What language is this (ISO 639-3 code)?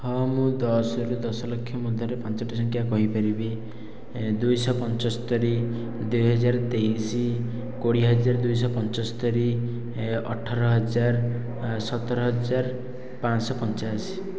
ori